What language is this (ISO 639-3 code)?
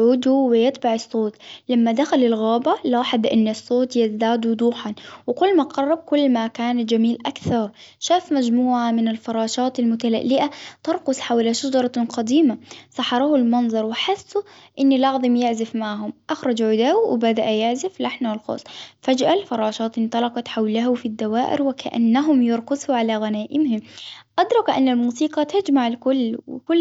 acw